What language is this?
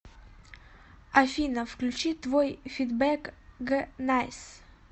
Russian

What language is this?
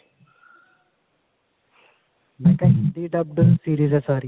Punjabi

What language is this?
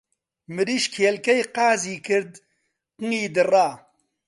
Central Kurdish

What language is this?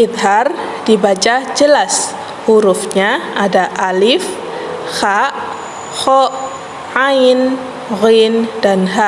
Indonesian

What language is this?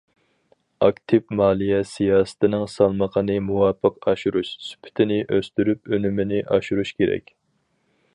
Uyghur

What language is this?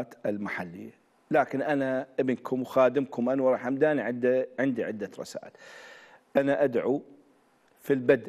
Arabic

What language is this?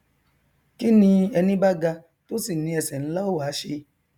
Yoruba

